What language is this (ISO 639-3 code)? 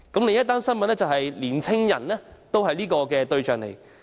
yue